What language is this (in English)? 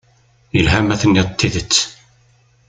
Kabyle